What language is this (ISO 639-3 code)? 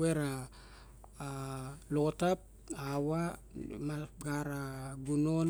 bjk